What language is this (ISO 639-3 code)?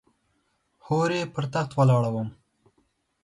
pus